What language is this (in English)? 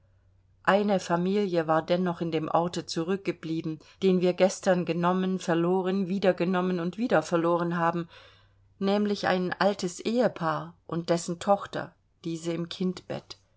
German